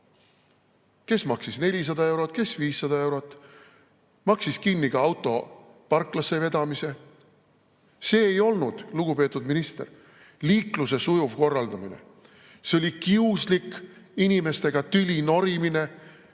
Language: Estonian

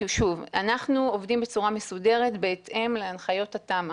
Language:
Hebrew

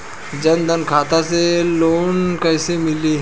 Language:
Bhojpuri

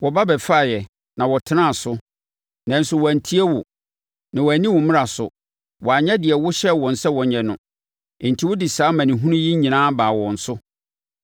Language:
Akan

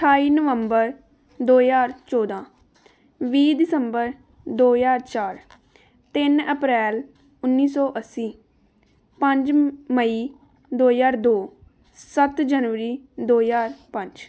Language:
Punjabi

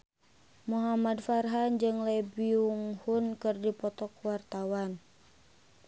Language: Sundanese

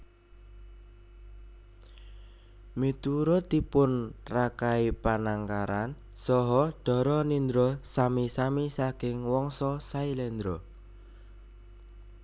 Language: Javanese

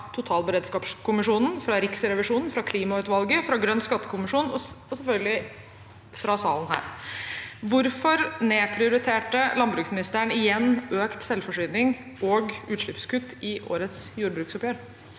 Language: Norwegian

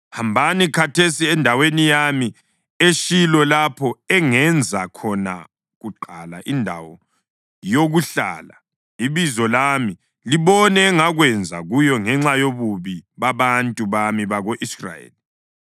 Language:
North Ndebele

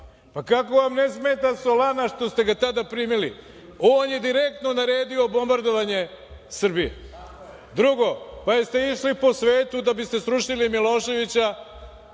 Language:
Serbian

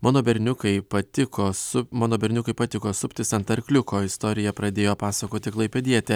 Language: Lithuanian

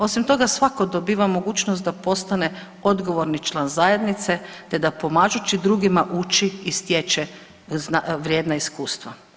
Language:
Croatian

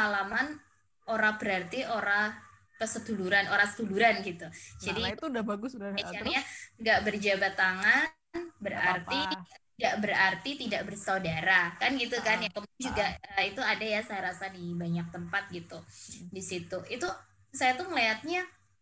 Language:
Indonesian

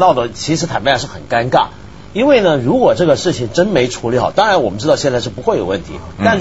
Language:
Chinese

